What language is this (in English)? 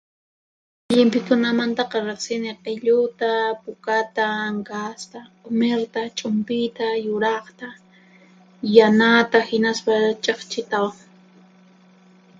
Puno Quechua